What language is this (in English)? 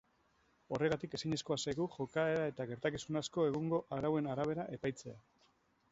Basque